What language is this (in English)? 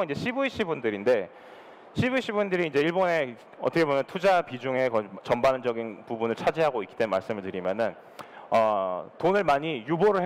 Korean